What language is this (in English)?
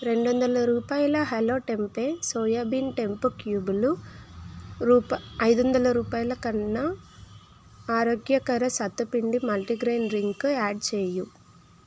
Telugu